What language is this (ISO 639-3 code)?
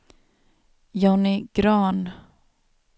swe